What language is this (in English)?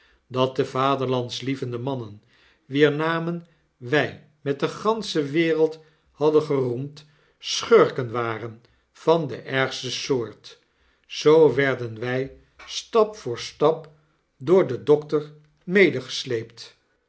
Dutch